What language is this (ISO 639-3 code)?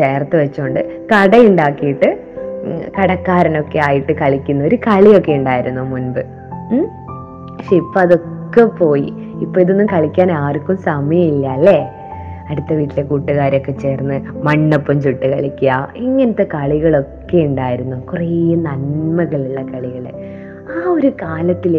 mal